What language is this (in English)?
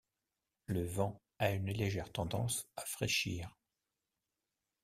French